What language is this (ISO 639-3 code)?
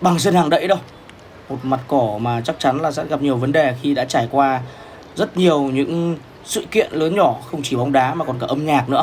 vie